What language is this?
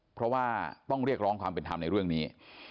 Thai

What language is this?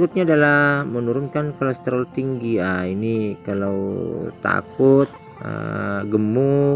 Indonesian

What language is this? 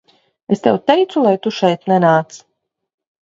Latvian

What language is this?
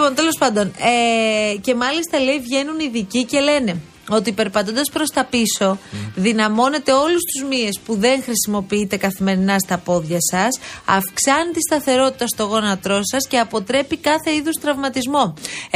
Greek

